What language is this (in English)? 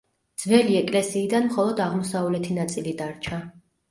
Georgian